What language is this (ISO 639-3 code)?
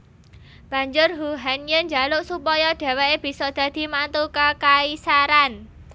jav